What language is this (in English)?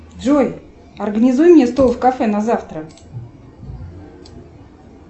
Russian